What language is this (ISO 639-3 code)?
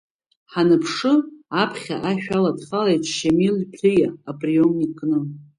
abk